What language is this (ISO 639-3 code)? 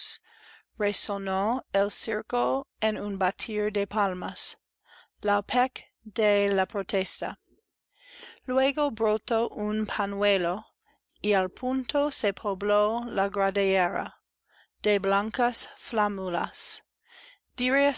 spa